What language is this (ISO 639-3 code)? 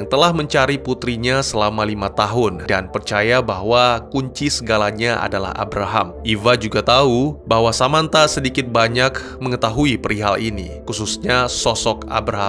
ind